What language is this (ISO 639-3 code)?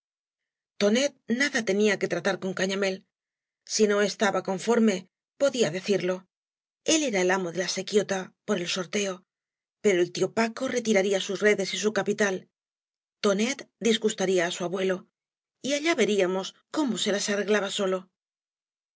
spa